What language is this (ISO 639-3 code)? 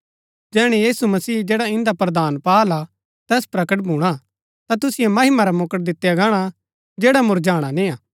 gbk